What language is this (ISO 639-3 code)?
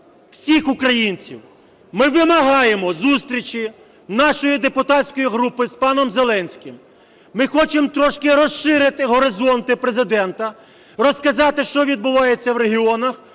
ukr